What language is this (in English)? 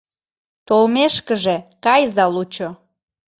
Mari